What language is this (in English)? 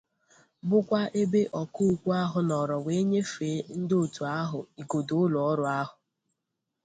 Igbo